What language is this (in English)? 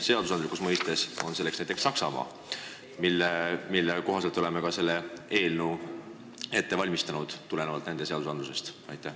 Estonian